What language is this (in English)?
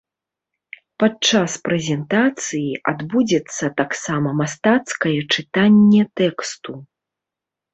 Belarusian